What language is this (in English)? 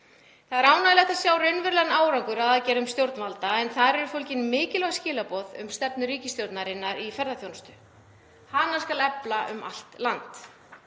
Icelandic